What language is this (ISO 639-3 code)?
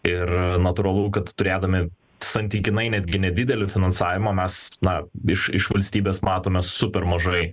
lit